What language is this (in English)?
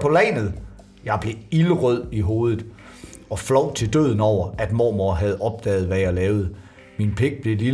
Danish